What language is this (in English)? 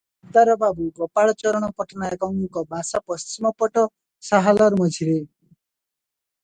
Odia